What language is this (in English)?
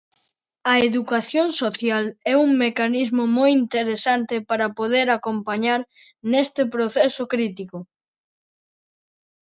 Galician